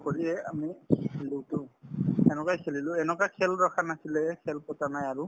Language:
Assamese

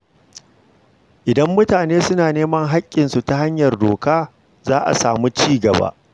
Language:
Hausa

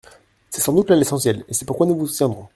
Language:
French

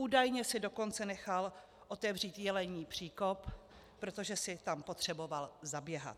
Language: Czech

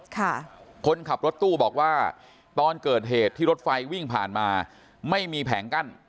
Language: Thai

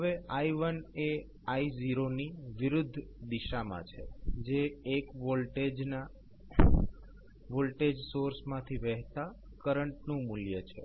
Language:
Gujarati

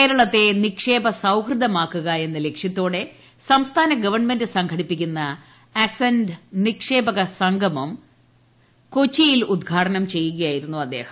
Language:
Malayalam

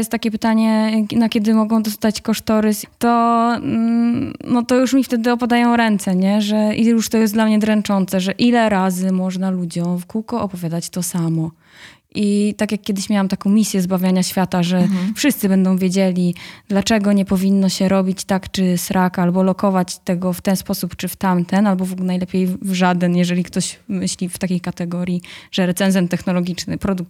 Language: Polish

